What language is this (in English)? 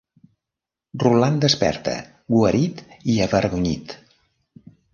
Catalan